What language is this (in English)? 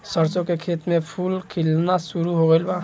Bhojpuri